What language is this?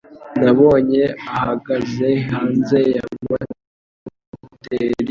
Kinyarwanda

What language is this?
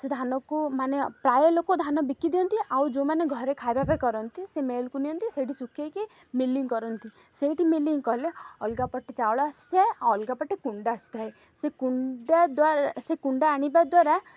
Odia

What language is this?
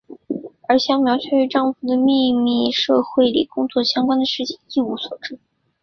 Chinese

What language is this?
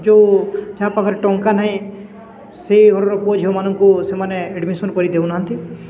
Odia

